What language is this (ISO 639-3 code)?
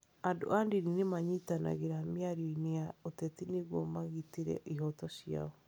kik